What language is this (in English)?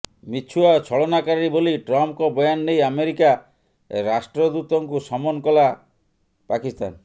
Odia